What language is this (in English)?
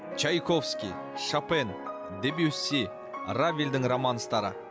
Kazakh